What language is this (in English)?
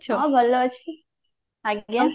Odia